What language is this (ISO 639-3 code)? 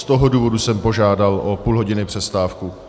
ces